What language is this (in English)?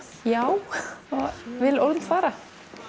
Icelandic